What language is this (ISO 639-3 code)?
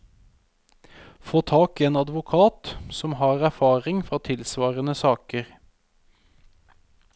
nor